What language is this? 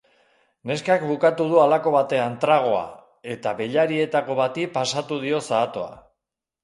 Basque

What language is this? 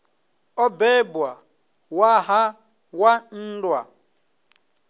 Venda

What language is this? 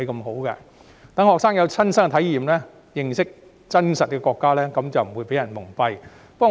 Cantonese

